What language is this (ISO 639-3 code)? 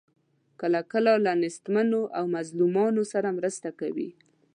pus